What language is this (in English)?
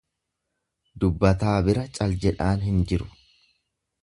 Oromo